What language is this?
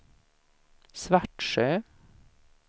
Swedish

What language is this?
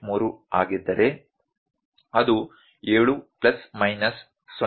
Kannada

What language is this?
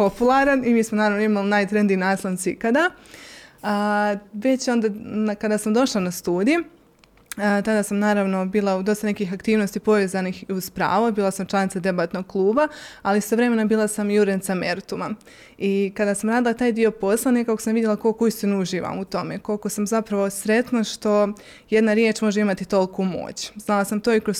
Croatian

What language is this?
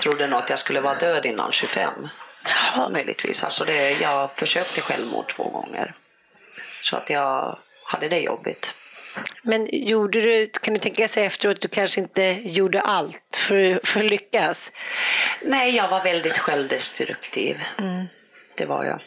Swedish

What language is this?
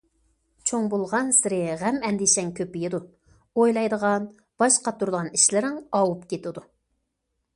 Uyghur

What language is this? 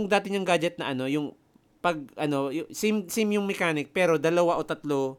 Filipino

